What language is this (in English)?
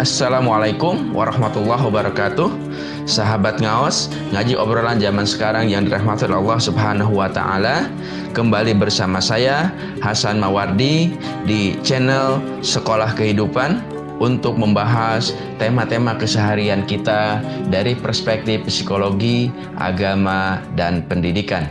Indonesian